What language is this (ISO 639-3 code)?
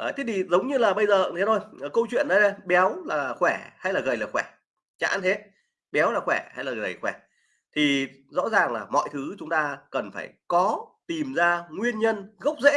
vie